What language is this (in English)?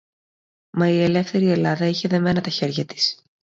Greek